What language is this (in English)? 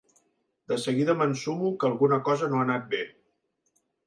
Catalan